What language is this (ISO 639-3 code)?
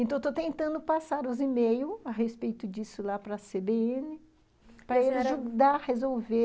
por